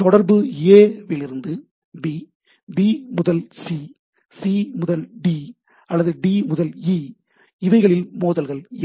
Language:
Tamil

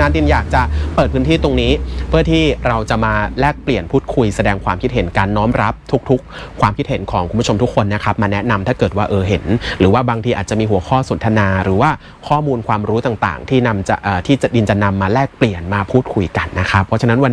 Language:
Thai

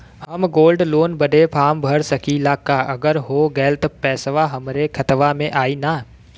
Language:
Bhojpuri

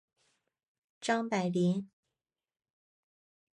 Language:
Chinese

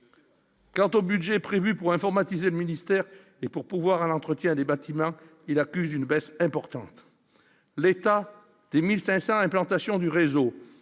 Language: French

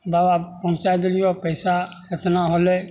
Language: Maithili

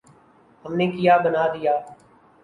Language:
Urdu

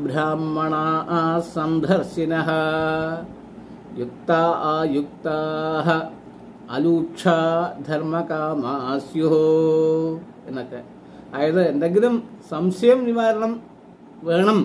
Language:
Malayalam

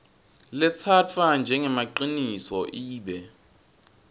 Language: Swati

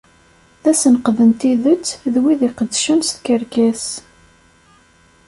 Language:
Kabyle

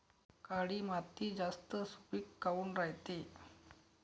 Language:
Marathi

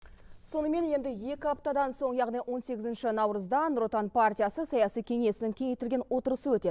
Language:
Kazakh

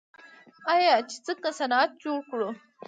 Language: Pashto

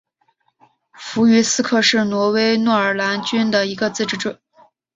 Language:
Chinese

